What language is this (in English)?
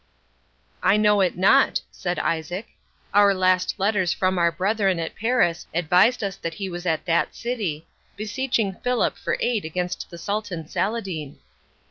English